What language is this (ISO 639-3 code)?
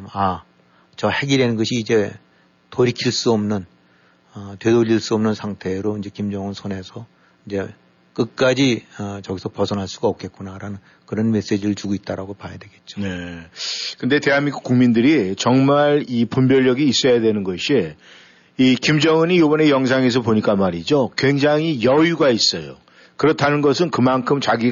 kor